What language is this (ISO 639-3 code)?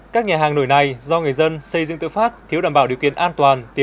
vie